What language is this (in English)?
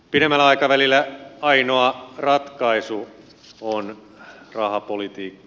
Finnish